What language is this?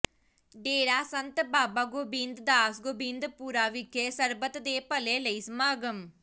Punjabi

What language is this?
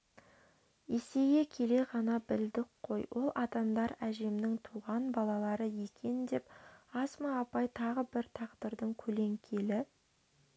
Kazakh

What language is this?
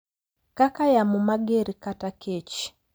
Luo (Kenya and Tanzania)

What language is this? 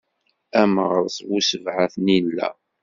Kabyle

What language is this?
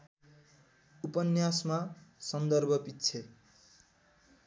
Nepali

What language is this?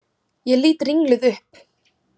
Icelandic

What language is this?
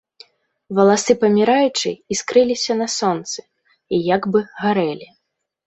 Belarusian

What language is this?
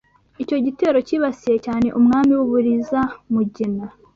Kinyarwanda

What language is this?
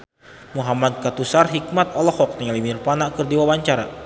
Sundanese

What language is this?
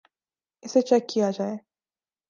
Urdu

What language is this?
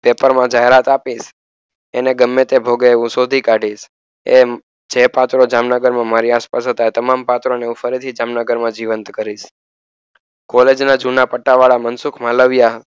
Gujarati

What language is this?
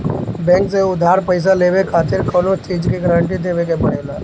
Bhojpuri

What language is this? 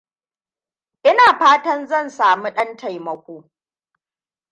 Hausa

